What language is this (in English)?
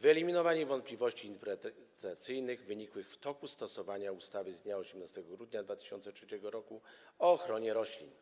Polish